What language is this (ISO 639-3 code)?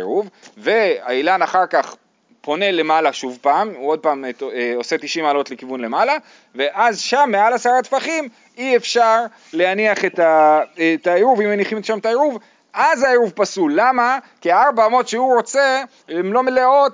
heb